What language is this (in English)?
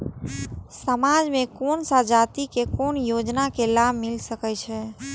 Maithili